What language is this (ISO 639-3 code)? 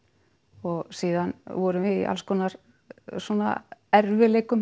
isl